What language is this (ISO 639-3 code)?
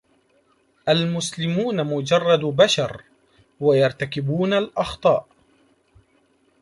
ara